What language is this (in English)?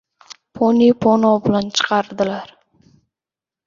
Uzbek